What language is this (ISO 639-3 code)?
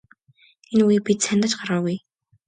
mon